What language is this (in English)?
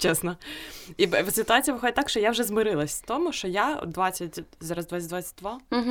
Ukrainian